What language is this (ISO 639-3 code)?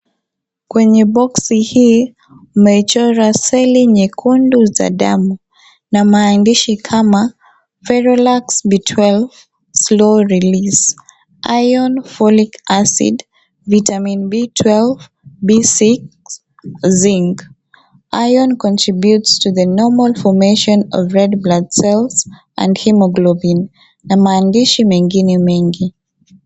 swa